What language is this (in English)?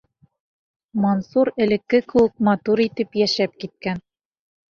Bashkir